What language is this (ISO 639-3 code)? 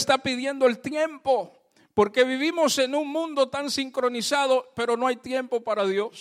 spa